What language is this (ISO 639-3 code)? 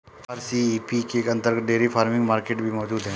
hin